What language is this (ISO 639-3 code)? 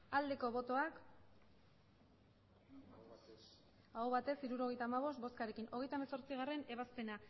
eus